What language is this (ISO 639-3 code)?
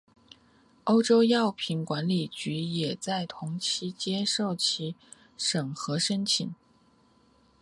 zho